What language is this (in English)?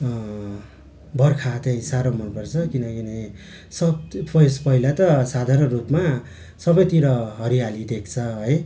Nepali